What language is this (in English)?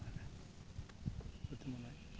Malayalam